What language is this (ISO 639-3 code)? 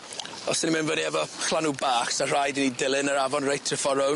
cym